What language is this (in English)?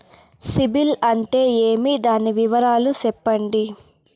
Telugu